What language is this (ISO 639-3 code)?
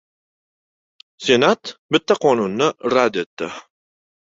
uzb